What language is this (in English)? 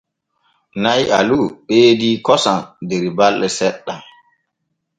Borgu Fulfulde